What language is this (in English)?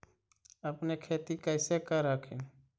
Magahi